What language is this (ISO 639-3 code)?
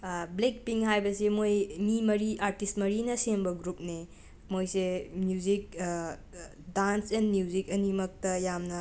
mni